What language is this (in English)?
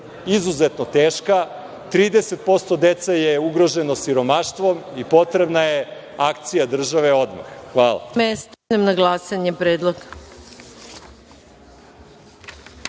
Serbian